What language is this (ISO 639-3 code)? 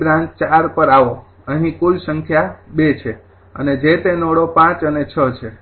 guj